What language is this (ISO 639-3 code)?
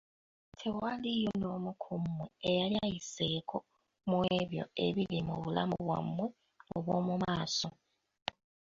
lug